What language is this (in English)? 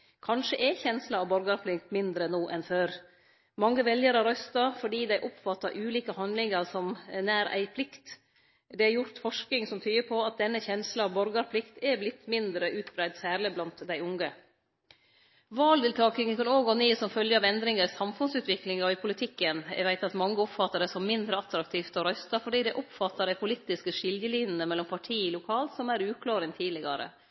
Norwegian Nynorsk